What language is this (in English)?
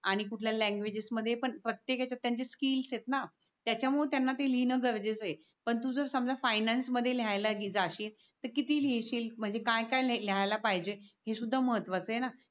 Marathi